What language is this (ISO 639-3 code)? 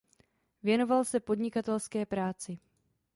ces